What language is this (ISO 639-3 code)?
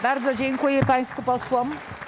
pol